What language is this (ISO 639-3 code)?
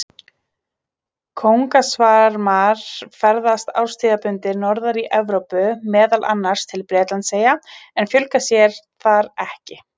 isl